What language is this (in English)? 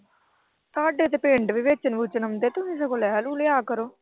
Punjabi